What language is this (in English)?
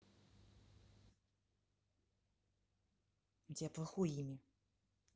Russian